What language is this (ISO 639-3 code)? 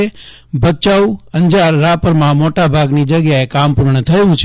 guj